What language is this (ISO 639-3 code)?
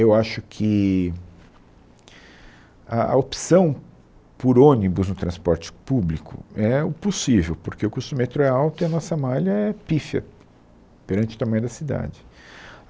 por